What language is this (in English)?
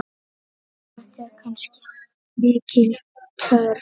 Icelandic